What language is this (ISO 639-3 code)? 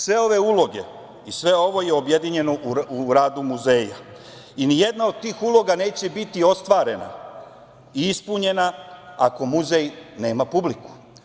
srp